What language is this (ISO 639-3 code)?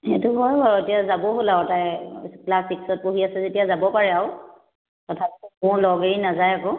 asm